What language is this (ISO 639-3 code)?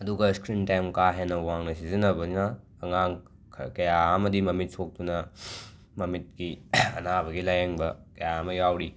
mni